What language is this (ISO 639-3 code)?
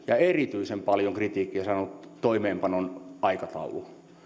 fin